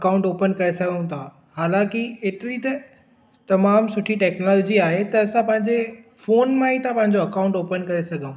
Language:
Sindhi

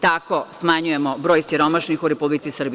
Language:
Serbian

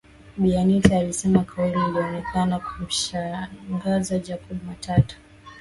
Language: Swahili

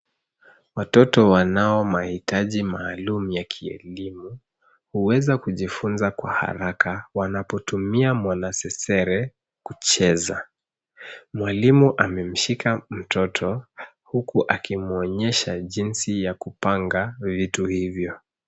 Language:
Swahili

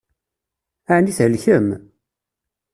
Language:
Kabyle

